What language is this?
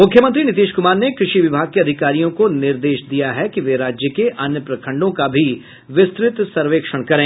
Hindi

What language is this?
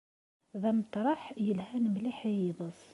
Kabyle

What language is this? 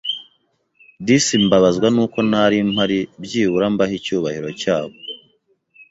Kinyarwanda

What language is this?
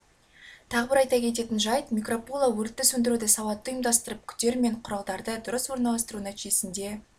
Kazakh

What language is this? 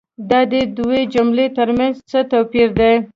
Pashto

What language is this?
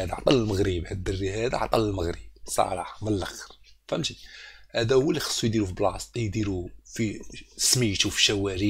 Arabic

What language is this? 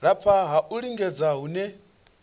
Venda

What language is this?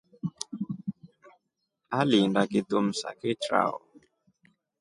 Rombo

